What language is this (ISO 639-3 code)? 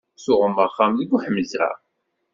kab